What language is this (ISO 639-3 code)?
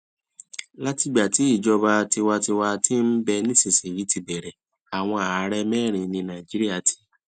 yor